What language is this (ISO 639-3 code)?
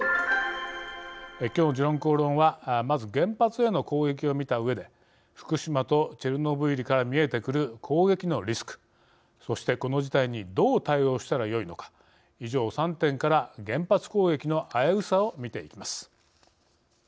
jpn